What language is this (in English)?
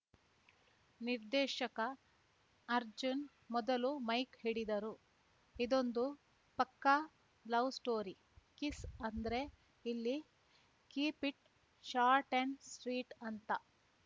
Kannada